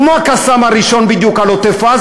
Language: Hebrew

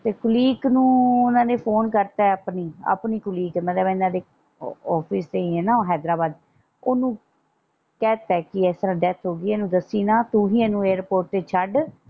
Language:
Punjabi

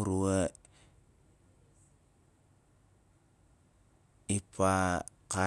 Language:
Nalik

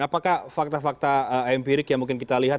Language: Indonesian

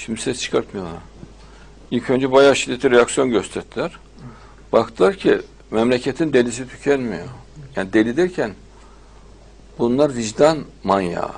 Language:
Turkish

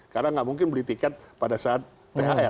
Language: Indonesian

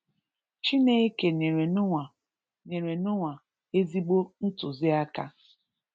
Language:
Igbo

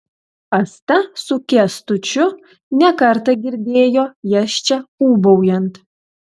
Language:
Lithuanian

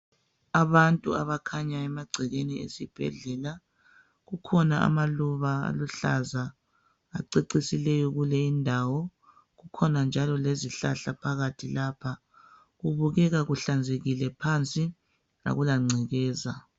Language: North Ndebele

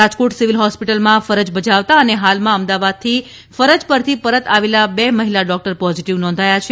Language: Gujarati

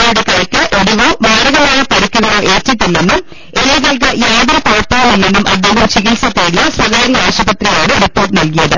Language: Malayalam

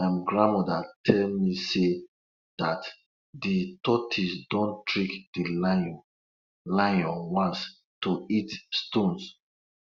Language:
Nigerian Pidgin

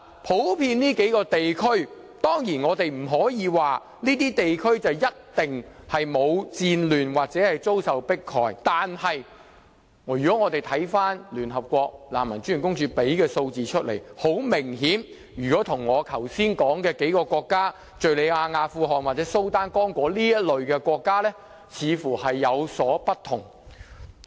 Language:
Cantonese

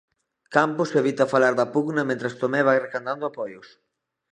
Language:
Galician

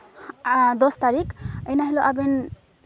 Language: Santali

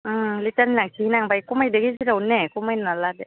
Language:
Bodo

